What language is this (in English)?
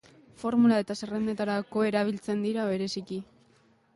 Basque